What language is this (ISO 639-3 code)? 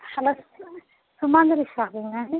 tel